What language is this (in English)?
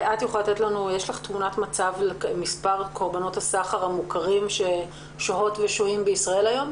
Hebrew